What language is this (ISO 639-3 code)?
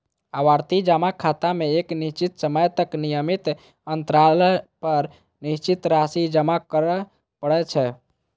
mai